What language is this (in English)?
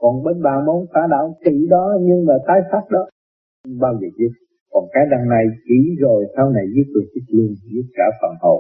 Vietnamese